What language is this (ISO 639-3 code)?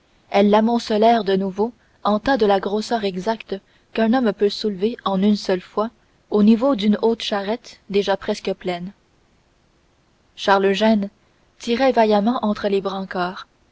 fra